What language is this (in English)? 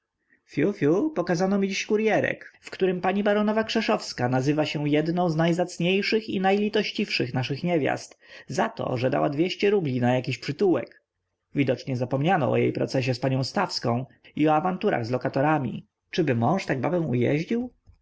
Polish